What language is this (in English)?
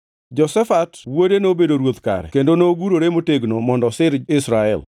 Luo (Kenya and Tanzania)